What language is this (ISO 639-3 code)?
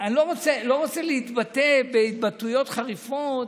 heb